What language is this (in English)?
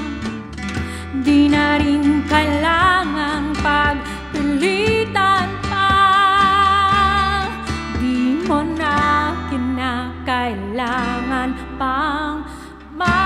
Thai